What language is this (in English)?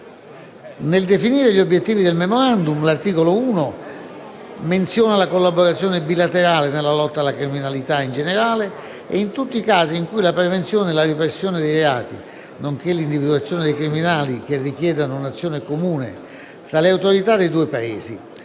Italian